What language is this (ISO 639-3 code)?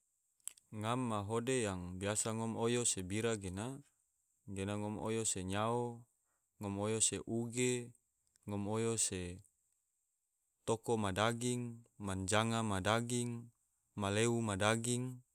tvo